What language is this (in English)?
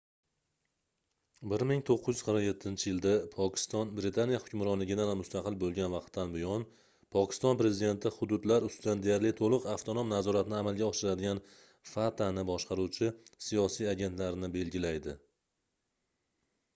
Uzbek